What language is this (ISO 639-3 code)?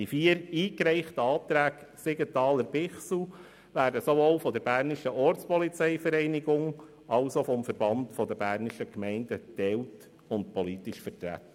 gsw